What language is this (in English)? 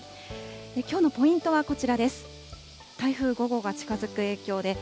Japanese